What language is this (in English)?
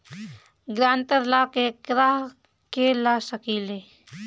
Bhojpuri